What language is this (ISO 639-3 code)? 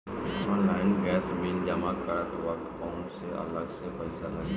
bho